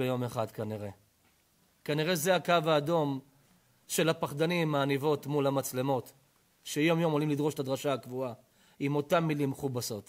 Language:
Hebrew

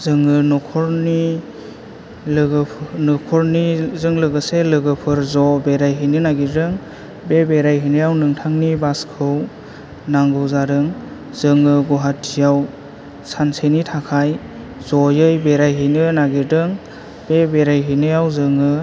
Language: Bodo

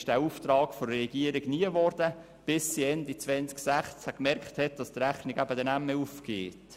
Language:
Swiss German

